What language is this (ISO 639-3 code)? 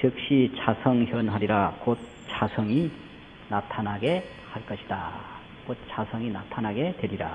kor